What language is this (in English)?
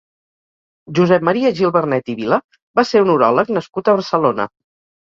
Catalan